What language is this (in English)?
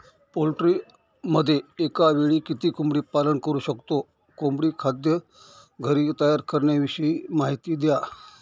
Marathi